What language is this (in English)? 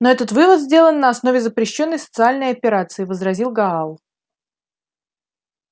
Russian